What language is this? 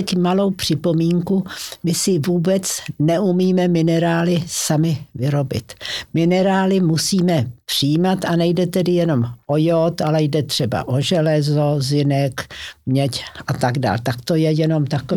Czech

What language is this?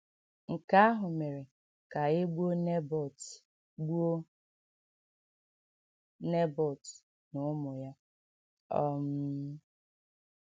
Igbo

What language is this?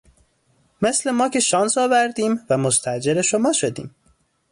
Persian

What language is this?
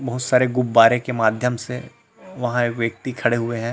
Hindi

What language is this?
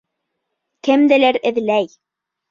Bashkir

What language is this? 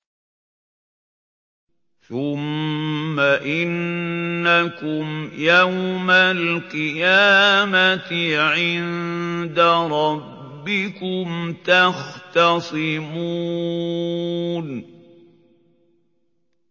Arabic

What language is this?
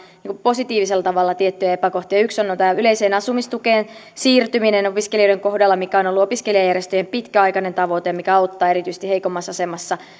Finnish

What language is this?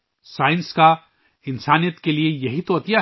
Urdu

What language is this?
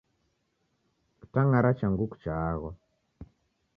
Taita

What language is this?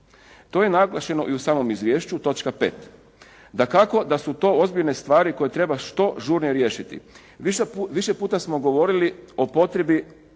Croatian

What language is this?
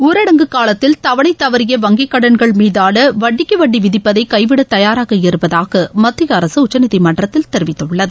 Tamil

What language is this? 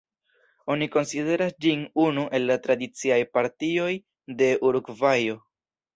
Esperanto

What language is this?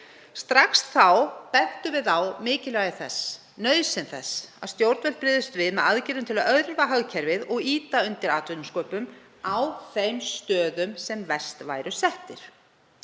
Icelandic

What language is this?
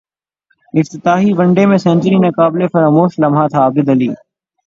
Urdu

